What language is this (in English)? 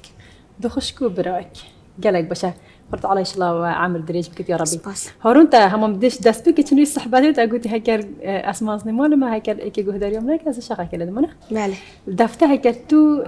Arabic